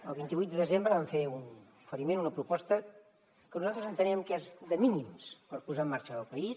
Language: Catalan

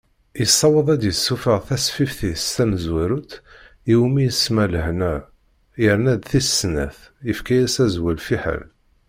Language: Kabyle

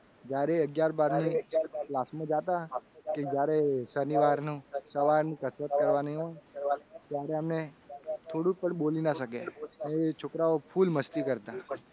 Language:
Gujarati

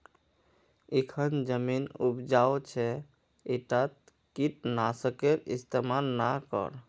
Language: Magahi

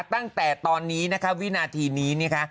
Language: Thai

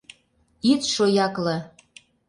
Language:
Mari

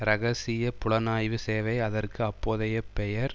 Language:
Tamil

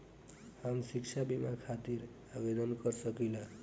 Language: Bhojpuri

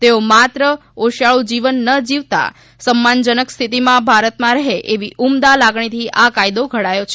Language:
Gujarati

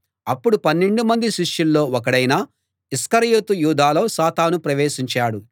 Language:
Telugu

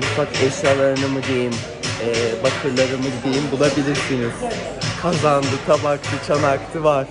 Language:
Turkish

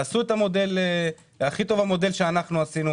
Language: Hebrew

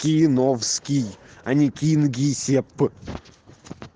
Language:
Russian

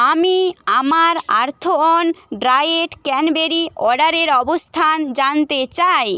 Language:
Bangla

